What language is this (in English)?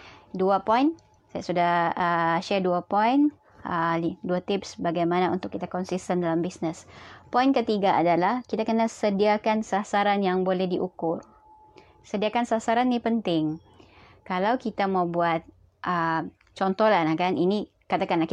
Malay